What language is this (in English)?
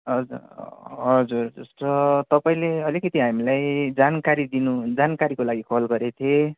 Nepali